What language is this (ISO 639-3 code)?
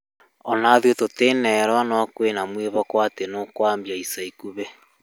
kik